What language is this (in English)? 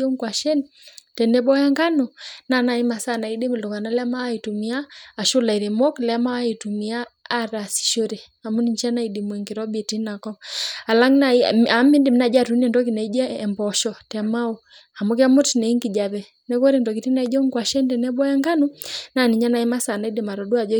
Masai